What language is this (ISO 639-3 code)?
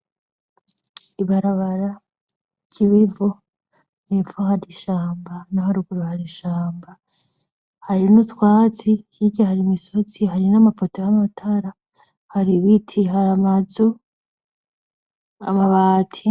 run